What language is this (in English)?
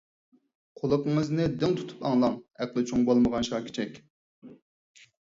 Uyghur